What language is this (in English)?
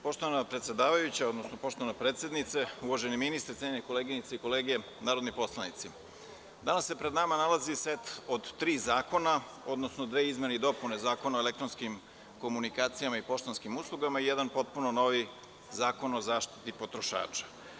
Serbian